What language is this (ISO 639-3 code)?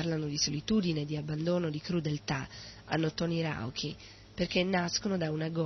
ita